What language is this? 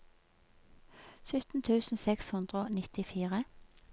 Norwegian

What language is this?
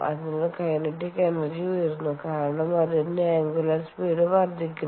Malayalam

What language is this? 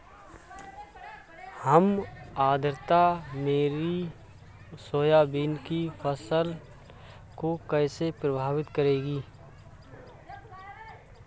Hindi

